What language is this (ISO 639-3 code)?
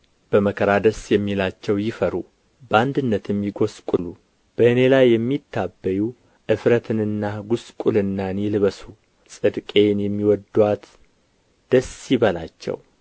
amh